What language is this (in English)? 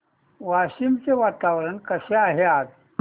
Marathi